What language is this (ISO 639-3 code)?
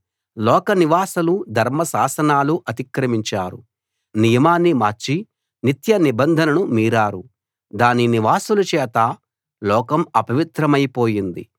tel